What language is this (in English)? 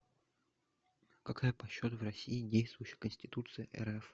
Russian